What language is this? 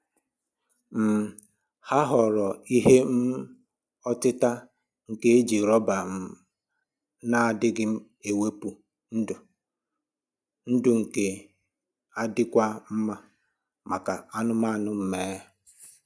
Igbo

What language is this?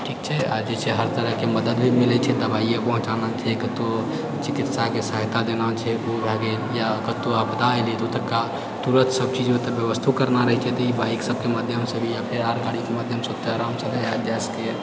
Maithili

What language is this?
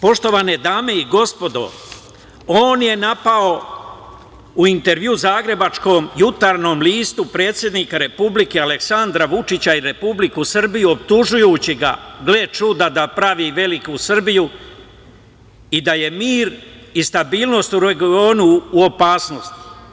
Serbian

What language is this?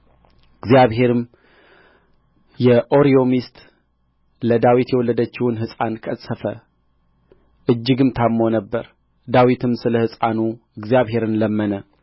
Amharic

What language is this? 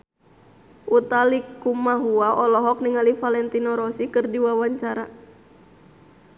Sundanese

